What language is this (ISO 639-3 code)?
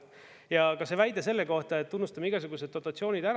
est